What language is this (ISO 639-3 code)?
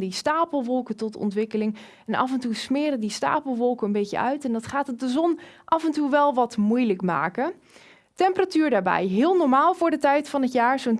nld